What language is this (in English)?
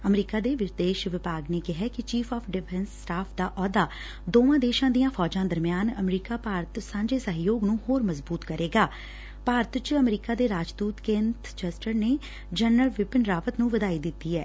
Punjabi